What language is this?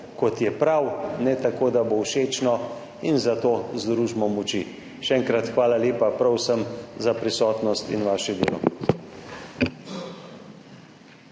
Slovenian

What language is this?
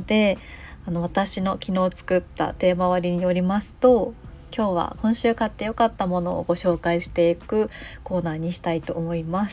Japanese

